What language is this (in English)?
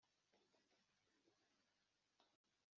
Kinyarwanda